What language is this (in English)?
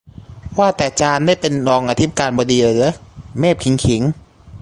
Thai